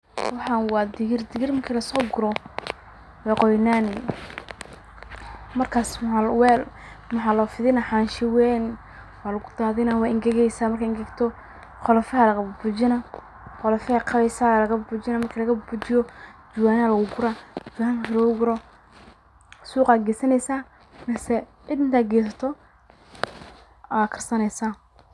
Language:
Somali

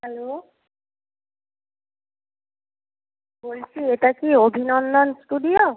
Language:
Bangla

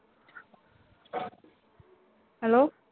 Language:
Punjabi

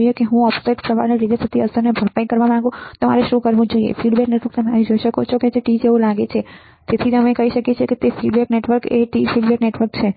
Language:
Gujarati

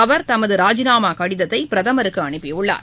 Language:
Tamil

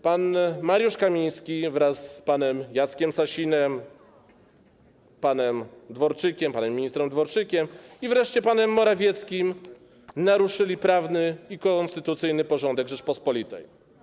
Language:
Polish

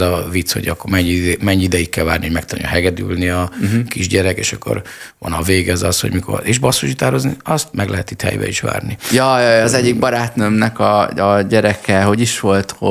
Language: Hungarian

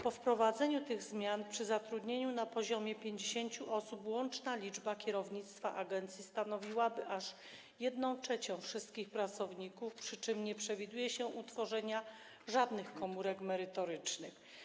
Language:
Polish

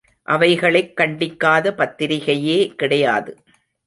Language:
Tamil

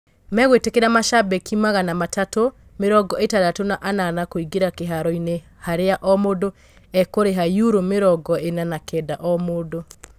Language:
Kikuyu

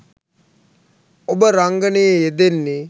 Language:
Sinhala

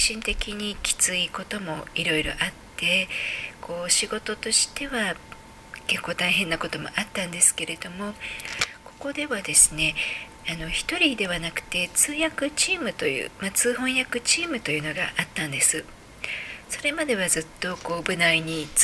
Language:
Japanese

